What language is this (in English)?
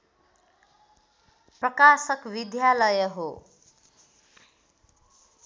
Nepali